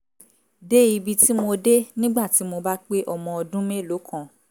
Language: Yoruba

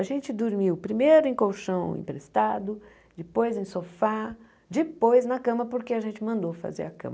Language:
Portuguese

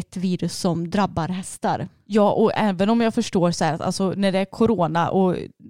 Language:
Swedish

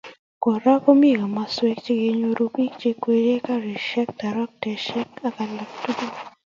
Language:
Kalenjin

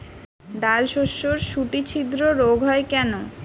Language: Bangla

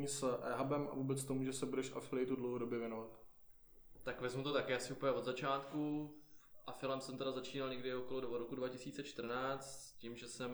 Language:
Czech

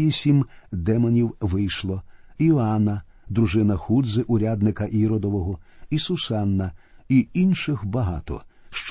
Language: Ukrainian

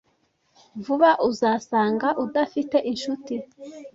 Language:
Kinyarwanda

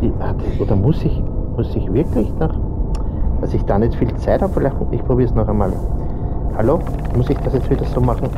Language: German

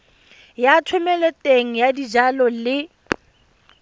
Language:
Tswana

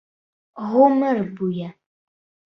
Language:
Bashkir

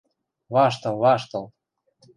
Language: Western Mari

